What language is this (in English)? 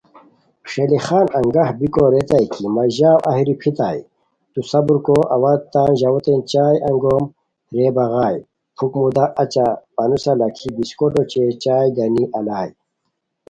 Khowar